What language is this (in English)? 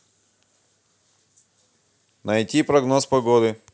Russian